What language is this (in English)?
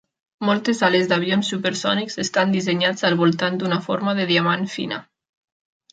Catalan